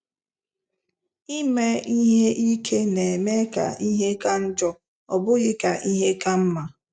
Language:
Igbo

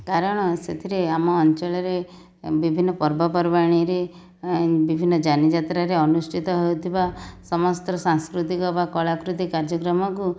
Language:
Odia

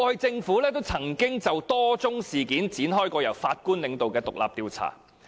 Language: Cantonese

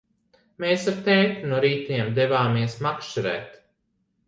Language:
Latvian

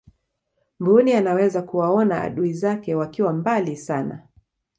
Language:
Swahili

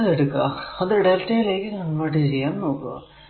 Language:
Malayalam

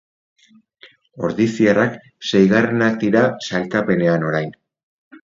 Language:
Basque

